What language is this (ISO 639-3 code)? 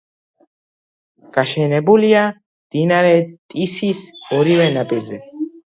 kat